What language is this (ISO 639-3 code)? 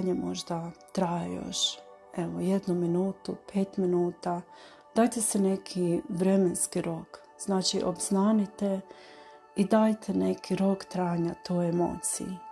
hrv